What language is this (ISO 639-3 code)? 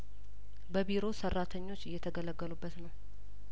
amh